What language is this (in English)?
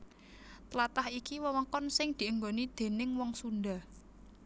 Javanese